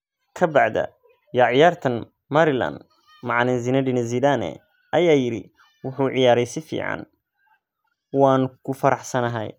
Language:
Somali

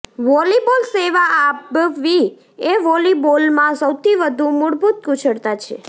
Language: Gujarati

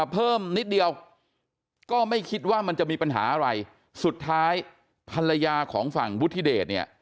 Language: Thai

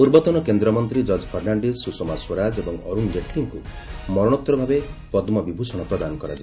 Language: Odia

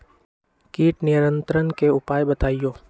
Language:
Magahi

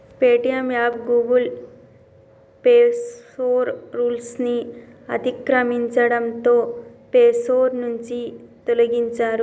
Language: Telugu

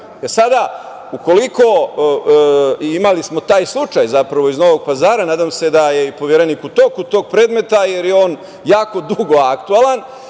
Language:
Serbian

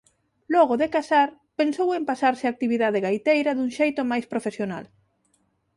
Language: Galician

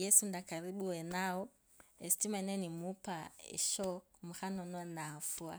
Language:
Kabras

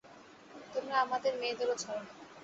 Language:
Bangla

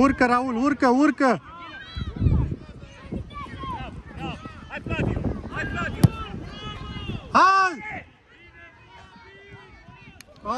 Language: Romanian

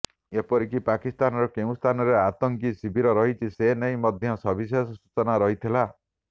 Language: Odia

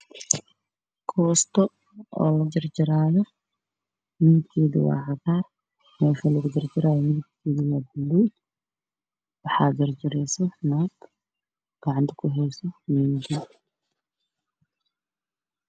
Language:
Somali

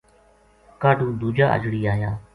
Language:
Gujari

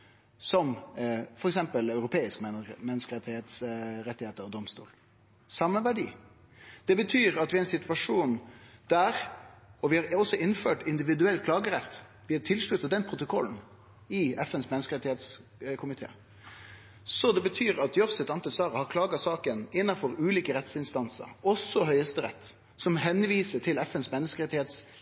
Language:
Norwegian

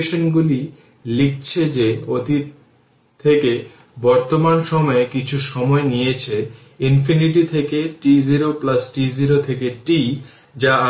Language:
Bangla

